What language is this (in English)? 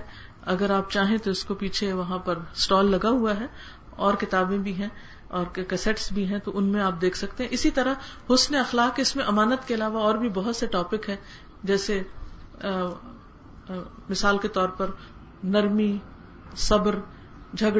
Urdu